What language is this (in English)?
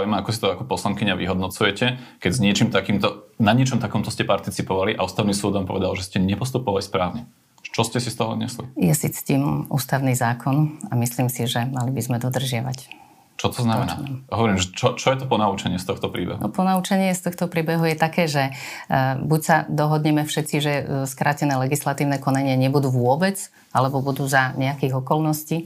Slovak